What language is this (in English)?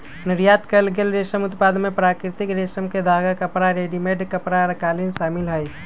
Magahi